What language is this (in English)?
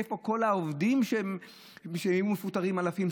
Hebrew